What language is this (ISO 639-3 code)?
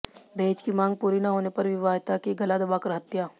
hin